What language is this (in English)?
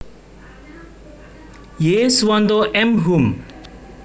Javanese